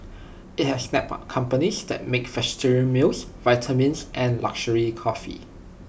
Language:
English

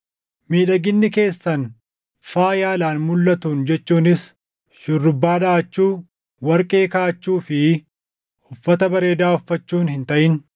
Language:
Oromo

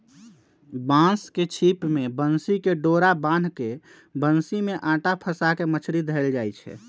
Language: Magahi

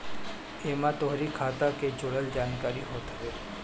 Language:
Bhojpuri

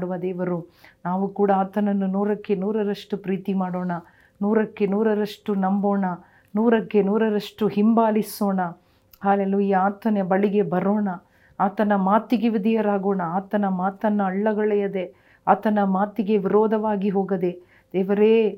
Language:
Kannada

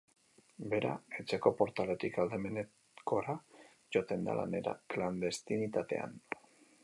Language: Basque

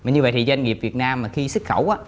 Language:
Vietnamese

